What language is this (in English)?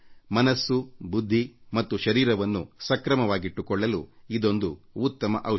Kannada